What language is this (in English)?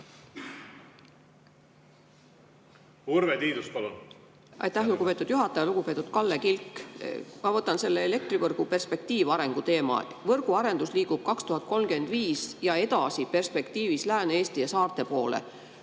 Estonian